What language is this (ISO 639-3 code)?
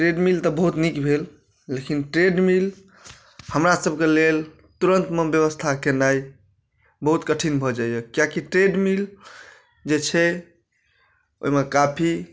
mai